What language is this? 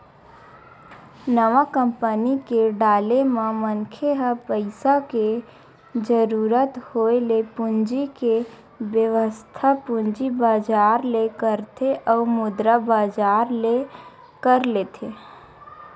Chhattisgarhi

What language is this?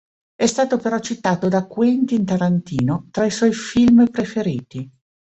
Italian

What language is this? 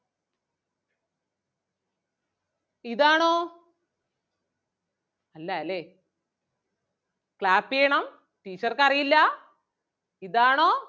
Malayalam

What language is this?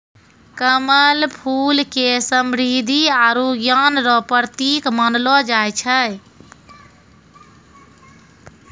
Maithili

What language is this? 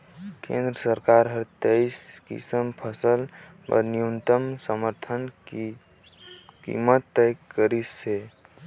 Chhattisgarhi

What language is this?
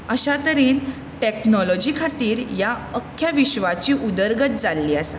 Konkani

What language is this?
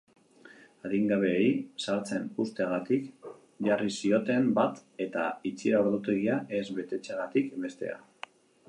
Basque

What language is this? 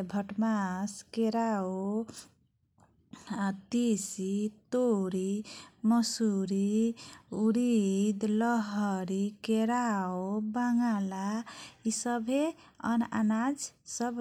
Kochila Tharu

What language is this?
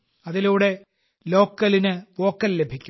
Malayalam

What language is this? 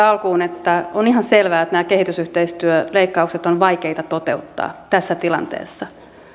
Finnish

